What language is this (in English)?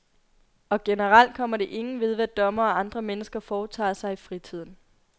Danish